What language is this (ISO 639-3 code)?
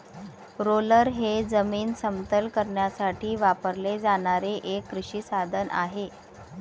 mar